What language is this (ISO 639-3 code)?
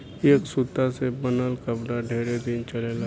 bho